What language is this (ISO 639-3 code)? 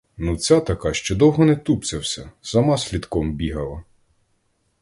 ukr